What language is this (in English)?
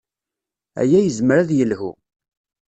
Kabyle